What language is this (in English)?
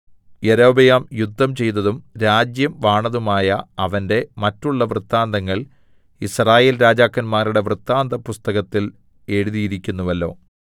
Malayalam